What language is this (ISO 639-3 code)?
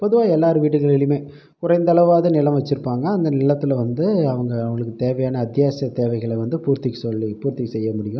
tam